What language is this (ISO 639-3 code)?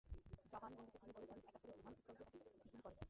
ben